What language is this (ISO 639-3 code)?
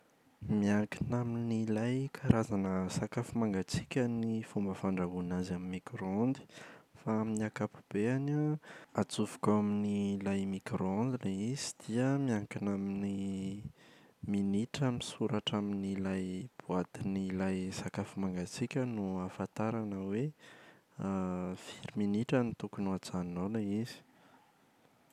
mlg